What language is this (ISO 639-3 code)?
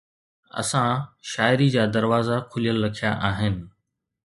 snd